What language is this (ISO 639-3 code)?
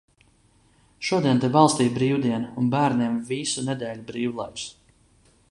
lav